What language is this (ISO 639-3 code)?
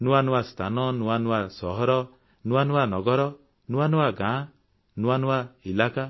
ori